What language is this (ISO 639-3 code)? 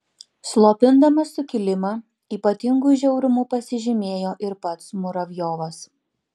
lit